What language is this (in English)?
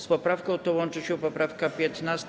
Polish